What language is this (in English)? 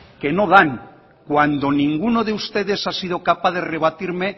Spanish